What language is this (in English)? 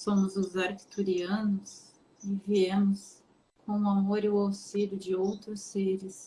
Portuguese